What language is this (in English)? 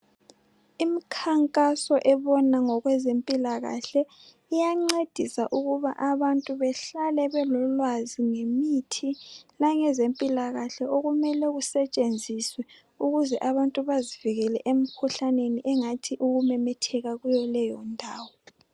North Ndebele